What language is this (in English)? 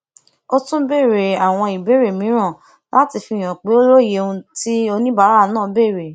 Yoruba